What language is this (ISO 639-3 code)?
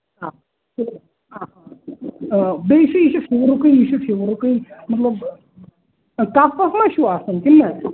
kas